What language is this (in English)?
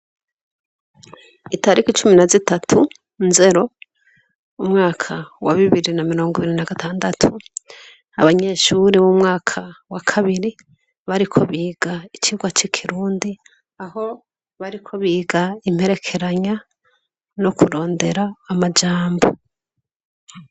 Rundi